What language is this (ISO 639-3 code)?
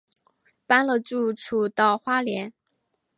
zho